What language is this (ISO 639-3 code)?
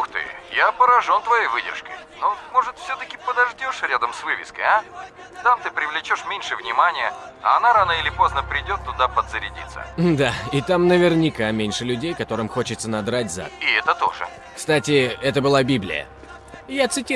rus